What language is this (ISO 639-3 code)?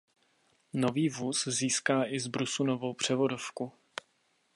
ces